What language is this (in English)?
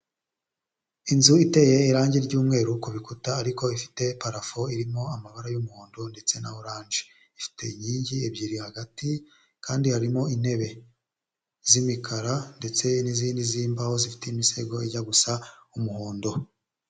Kinyarwanda